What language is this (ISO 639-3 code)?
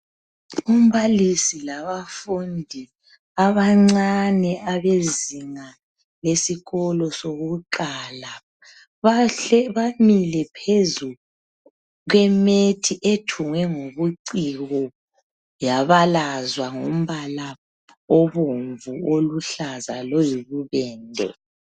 nde